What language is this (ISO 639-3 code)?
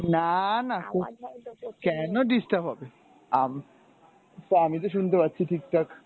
ben